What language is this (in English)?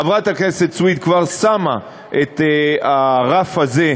Hebrew